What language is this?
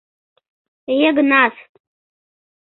Mari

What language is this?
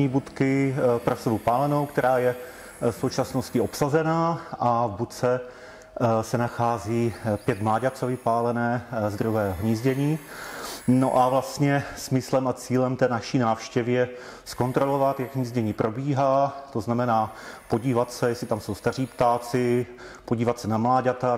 Czech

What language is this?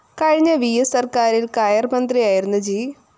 Malayalam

